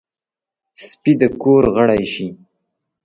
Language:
Pashto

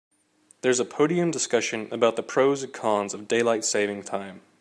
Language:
English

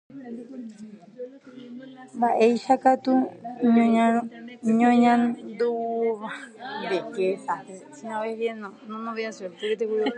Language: Guarani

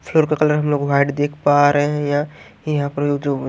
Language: Hindi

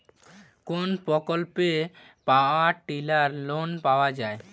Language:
Bangla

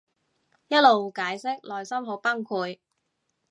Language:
Cantonese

